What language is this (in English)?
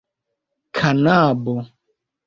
Esperanto